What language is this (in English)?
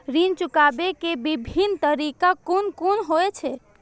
Maithili